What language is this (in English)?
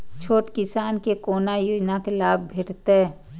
Maithili